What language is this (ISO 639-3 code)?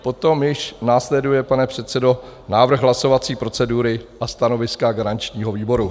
ces